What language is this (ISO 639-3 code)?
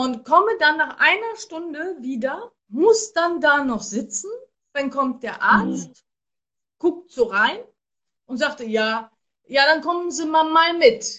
deu